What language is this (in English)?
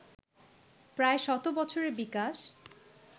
Bangla